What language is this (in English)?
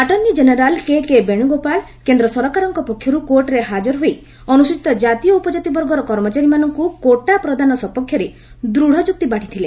Odia